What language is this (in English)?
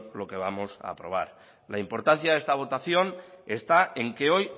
Spanish